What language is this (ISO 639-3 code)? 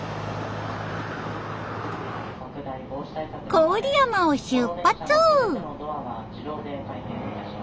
jpn